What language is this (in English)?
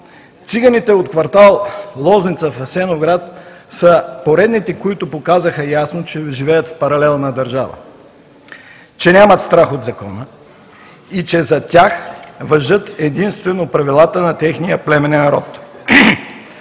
Bulgarian